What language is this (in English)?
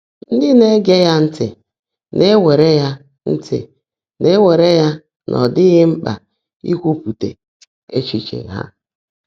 Igbo